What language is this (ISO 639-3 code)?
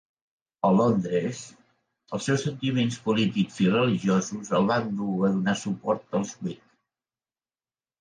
cat